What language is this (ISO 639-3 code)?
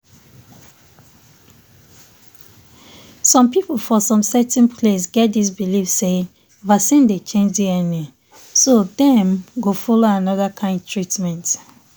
pcm